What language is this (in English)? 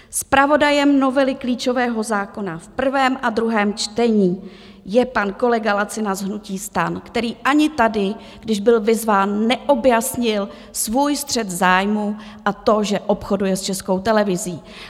Czech